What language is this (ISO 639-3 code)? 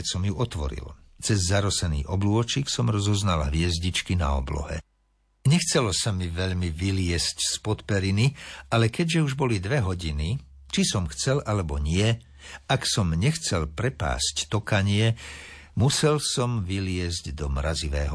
slk